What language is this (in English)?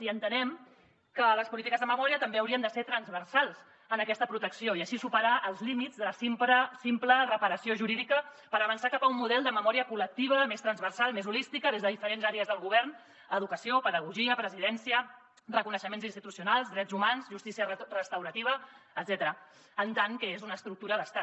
Catalan